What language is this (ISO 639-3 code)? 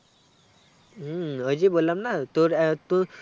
ben